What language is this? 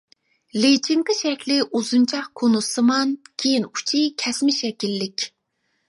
Uyghur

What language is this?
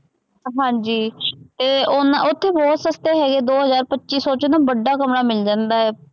Punjabi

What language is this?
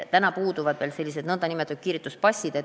Estonian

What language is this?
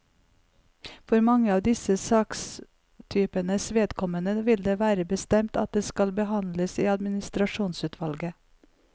Norwegian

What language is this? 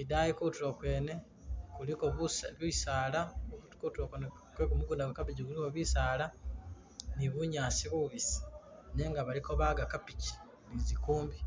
Masaaba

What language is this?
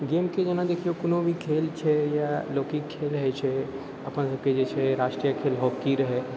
Maithili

